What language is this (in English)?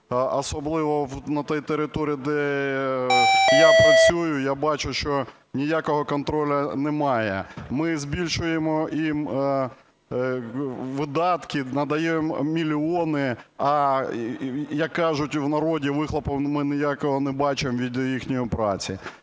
Ukrainian